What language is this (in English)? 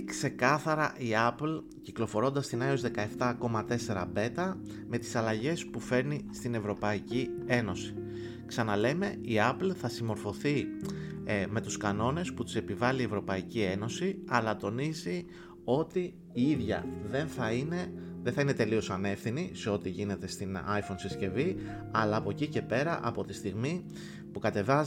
Greek